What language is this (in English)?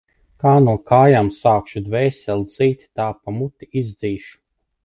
Latvian